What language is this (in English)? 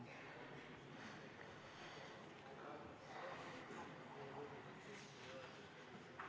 Estonian